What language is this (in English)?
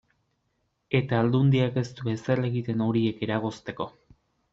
Basque